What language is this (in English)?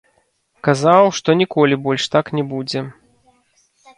Belarusian